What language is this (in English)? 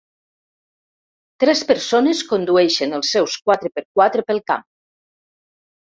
Catalan